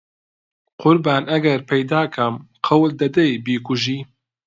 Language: Central Kurdish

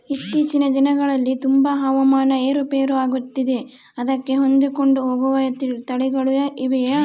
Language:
Kannada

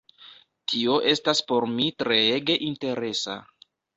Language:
Esperanto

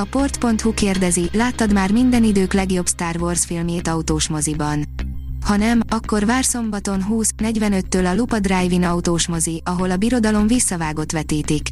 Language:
Hungarian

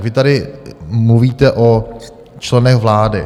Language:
Czech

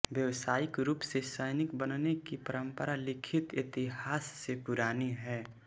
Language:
Hindi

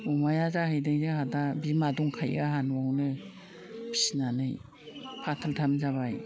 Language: Bodo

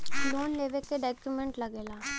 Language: Bhojpuri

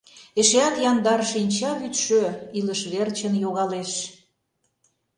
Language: Mari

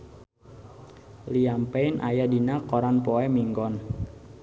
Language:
Sundanese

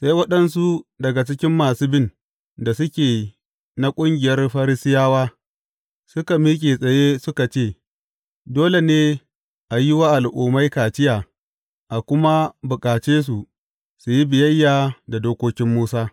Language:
Hausa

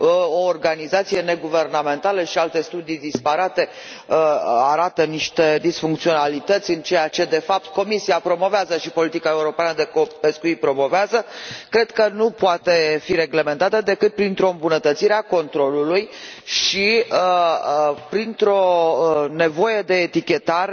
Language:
Romanian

